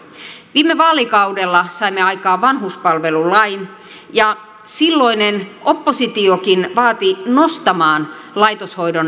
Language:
Finnish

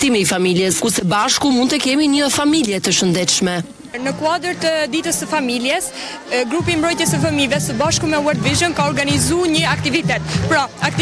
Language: Romanian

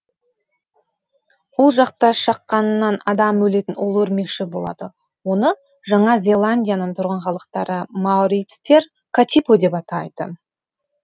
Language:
Kazakh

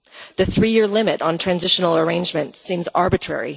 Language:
English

